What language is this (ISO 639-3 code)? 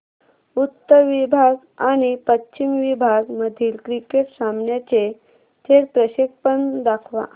mar